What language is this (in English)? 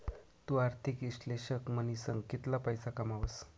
Marathi